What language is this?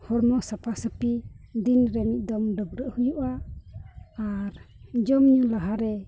Santali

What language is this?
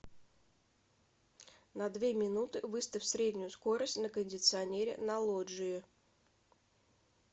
Russian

